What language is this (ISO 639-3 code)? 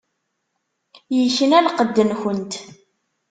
kab